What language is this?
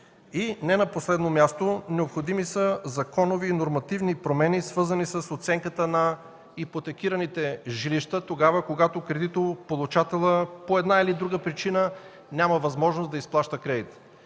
Bulgarian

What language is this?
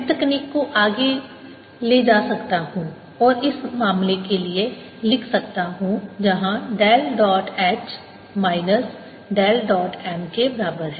Hindi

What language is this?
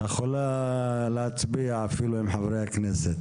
Hebrew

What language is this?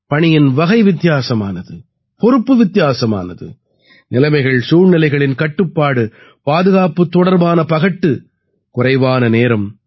Tamil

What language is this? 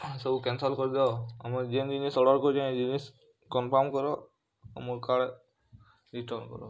Odia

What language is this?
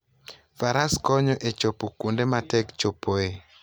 Luo (Kenya and Tanzania)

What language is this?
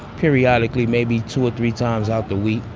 English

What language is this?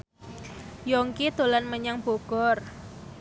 Javanese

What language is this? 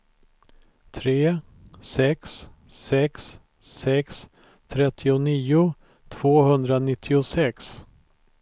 Swedish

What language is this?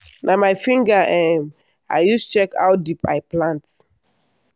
Nigerian Pidgin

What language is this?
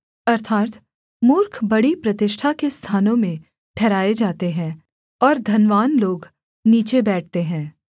Hindi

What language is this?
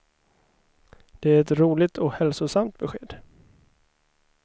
Swedish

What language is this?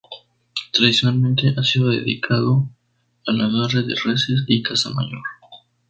Spanish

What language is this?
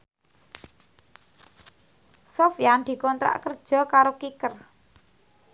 Javanese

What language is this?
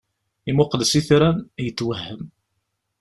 Kabyle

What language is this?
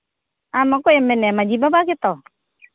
Santali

